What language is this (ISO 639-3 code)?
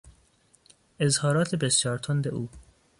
fas